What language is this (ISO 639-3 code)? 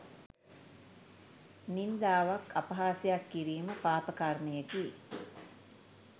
sin